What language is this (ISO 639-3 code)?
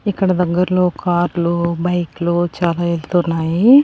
tel